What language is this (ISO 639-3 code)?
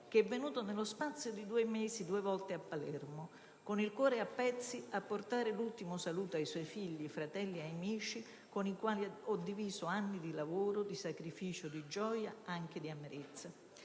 ita